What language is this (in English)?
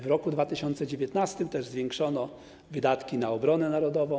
Polish